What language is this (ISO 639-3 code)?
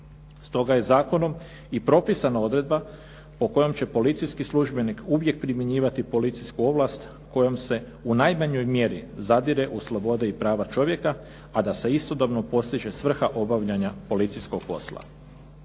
hrv